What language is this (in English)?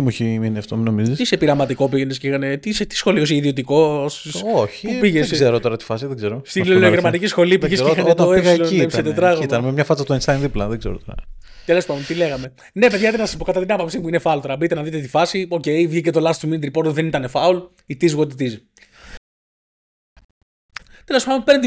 Greek